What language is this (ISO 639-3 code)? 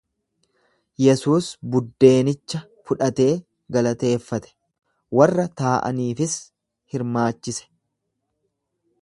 orm